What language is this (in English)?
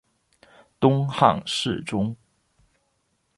Chinese